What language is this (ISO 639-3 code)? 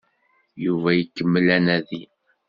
kab